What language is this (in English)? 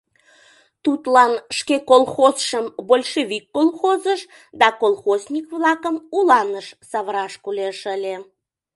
Mari